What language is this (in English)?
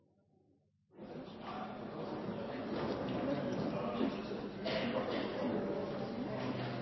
Norwegian Nynorsk